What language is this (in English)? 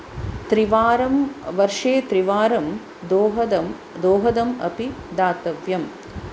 Sanskrit